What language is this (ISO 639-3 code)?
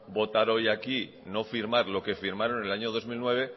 spa